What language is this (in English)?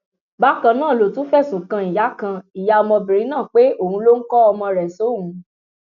Yoruba